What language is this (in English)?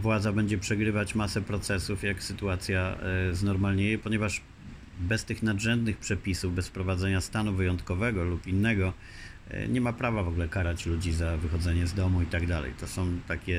Polish